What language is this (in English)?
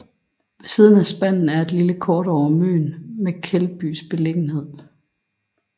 Danish